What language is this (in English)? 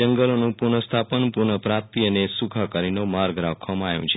Gujarati